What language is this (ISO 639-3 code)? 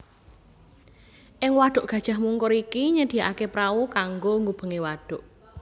jav